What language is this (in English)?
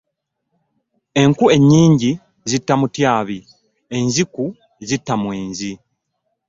Ganda